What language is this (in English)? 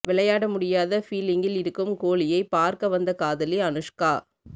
Tamil